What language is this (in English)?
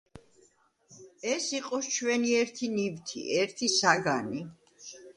Georgian